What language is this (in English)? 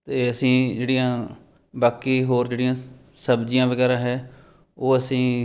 Punjabi